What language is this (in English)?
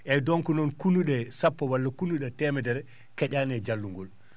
Fula